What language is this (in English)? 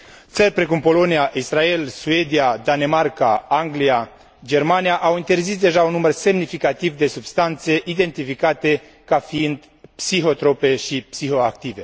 Romanian